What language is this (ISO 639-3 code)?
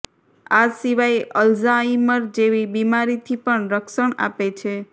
guj